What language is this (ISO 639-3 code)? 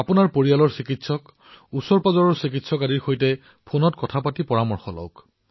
asm